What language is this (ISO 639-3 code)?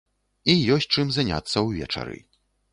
bel